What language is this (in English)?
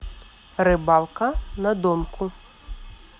Russian